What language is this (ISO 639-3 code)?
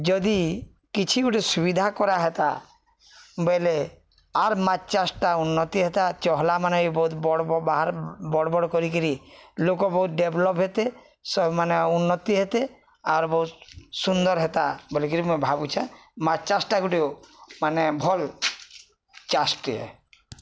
ori